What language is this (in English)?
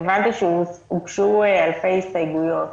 Hebrew